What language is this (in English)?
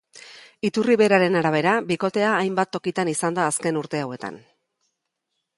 Basque